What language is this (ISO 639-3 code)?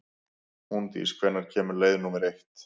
isl